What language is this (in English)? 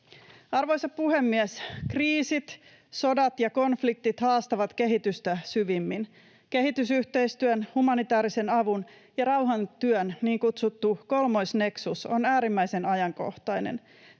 Finnish